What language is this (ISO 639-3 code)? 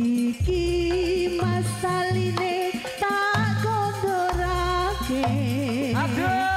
ind